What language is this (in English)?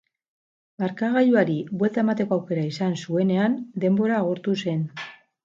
Basque